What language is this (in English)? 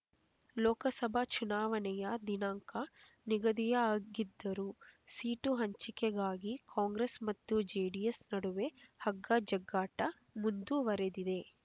Kannada